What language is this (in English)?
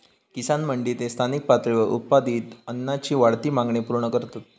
Marathi